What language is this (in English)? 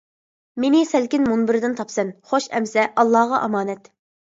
Uyghur